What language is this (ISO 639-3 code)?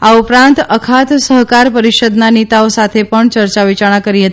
guj